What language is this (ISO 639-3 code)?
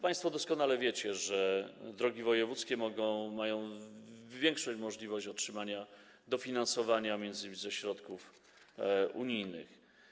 pol